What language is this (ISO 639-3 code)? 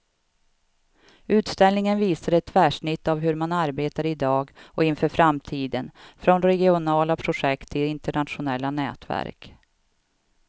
swe